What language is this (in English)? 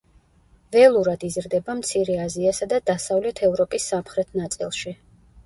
Georgian